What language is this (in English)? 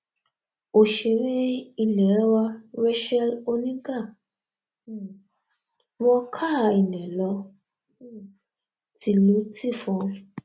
Yoruba